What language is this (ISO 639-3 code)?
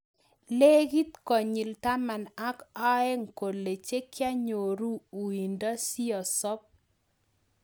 kln